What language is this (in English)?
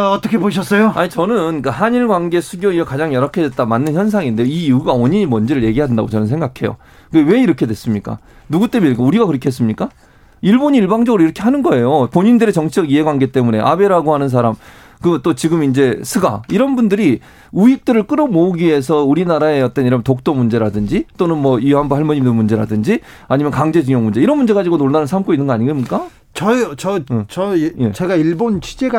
Korean